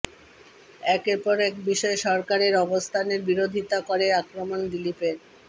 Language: Bangla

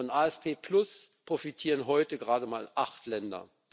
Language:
German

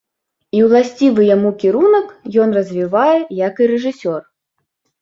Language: Belarusian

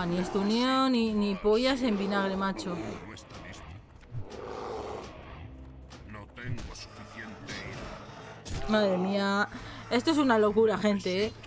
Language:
Spanish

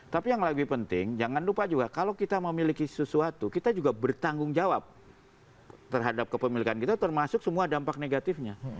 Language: Indonesian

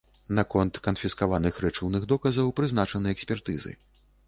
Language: Belarusian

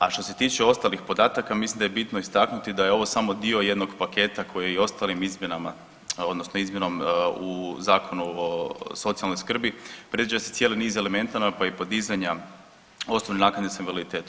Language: Croatian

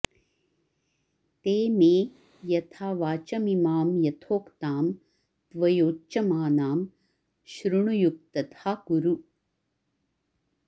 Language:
Sanskrit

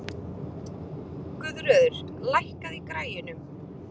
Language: Icelandic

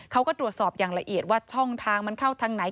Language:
Thai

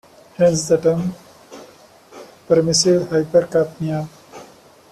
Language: English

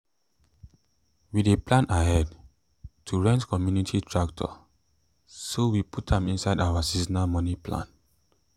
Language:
Nigerian Pidgin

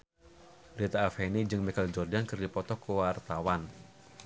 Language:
Sundanese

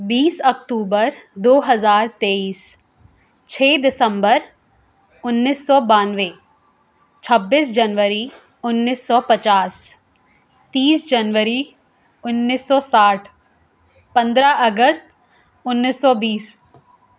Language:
Urdu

